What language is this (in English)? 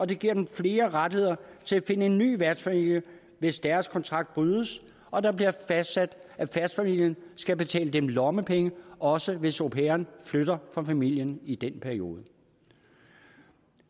Danish